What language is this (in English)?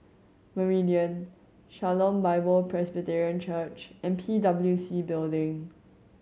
English